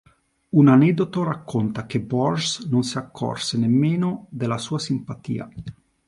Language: Italian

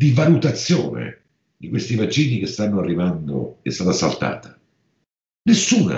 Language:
Italian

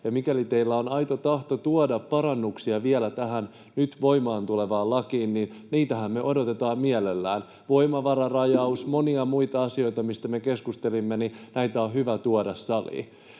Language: Finnish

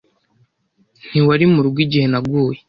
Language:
Kinyarwanda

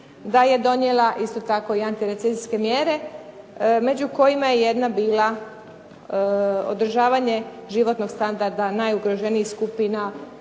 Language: Croatian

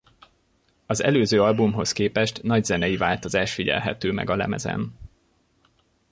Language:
Hungarian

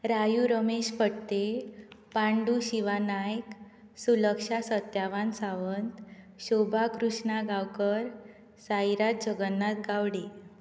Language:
Konkani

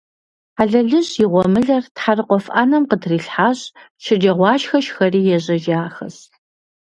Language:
Kabardian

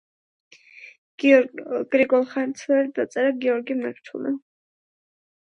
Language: Georgian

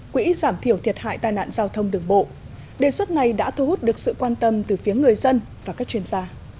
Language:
Vietnamese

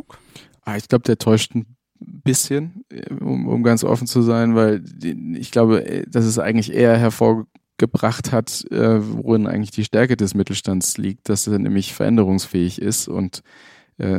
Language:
German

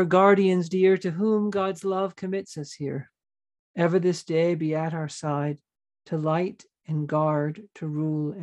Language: English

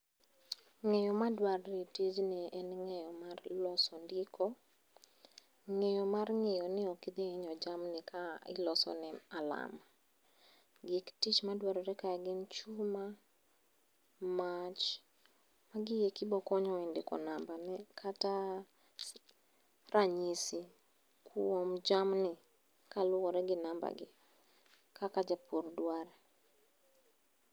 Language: Luo (Kenya and Tanzania)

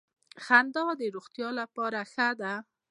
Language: Pashto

